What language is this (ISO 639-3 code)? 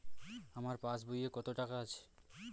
ben